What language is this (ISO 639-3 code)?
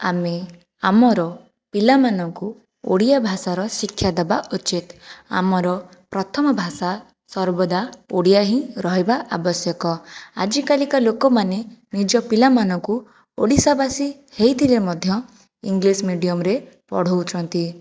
ori